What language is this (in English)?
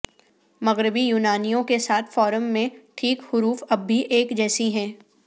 Urdu